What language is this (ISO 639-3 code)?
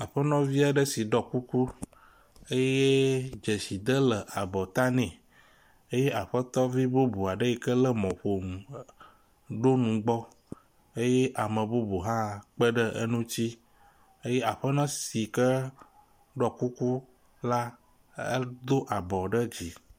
ewe